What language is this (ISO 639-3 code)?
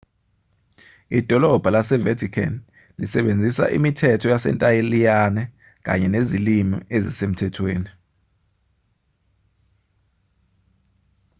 zul